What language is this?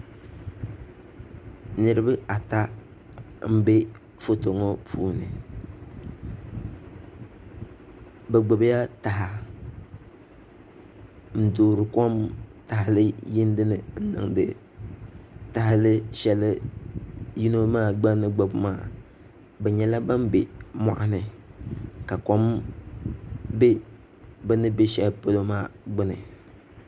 Dagbani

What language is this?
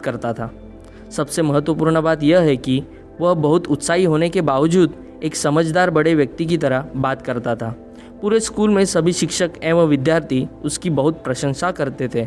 Hindi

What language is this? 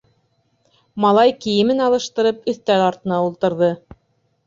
Bashkir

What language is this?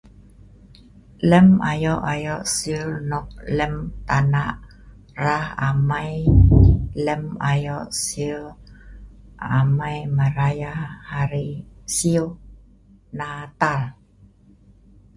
Sa'ban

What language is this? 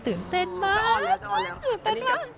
Thai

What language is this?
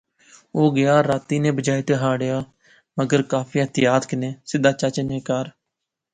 Pahari-Potwari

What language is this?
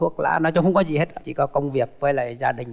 Vietnamese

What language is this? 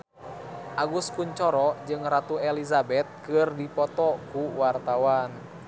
Sundanese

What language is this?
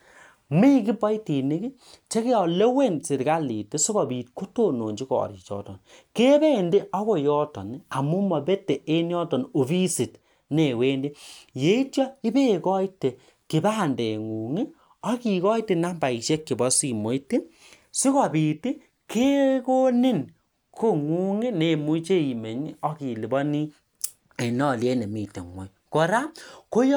Kalenjin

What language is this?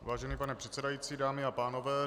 Czech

